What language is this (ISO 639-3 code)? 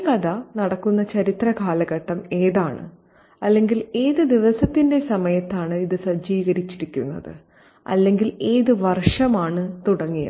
mal